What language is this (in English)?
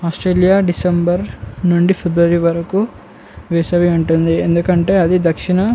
Telugu